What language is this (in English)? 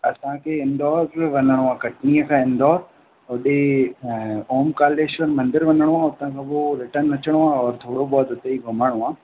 Sindhi